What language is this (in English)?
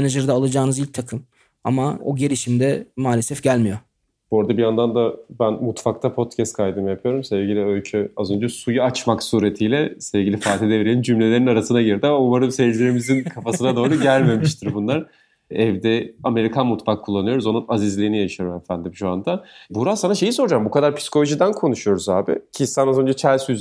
Turkish